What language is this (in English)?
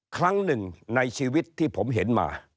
Thai